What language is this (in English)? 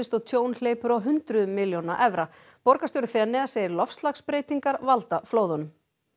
Icelandic